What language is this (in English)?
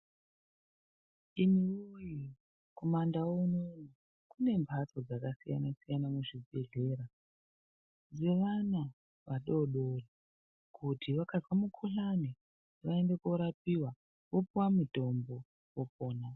Ndau